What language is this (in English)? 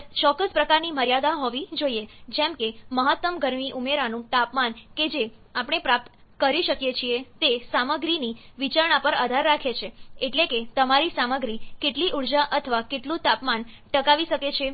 Gujarati